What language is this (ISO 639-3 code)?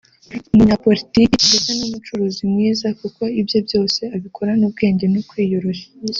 kin